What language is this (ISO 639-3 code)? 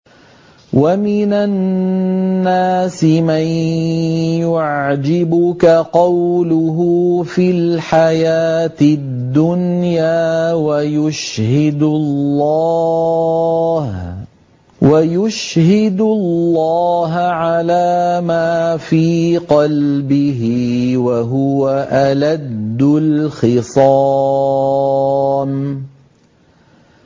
ara